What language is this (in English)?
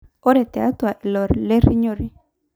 Masai